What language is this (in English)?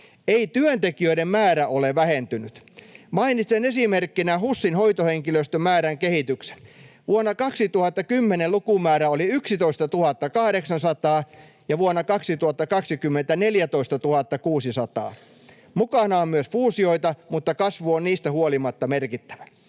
Finnish